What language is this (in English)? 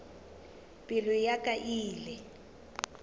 Northern Sotho